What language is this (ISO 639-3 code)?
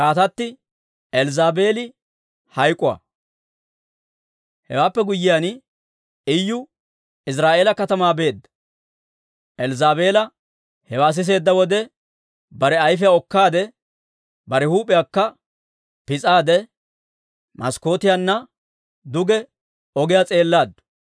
dwr